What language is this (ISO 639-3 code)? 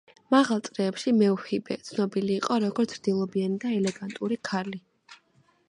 kat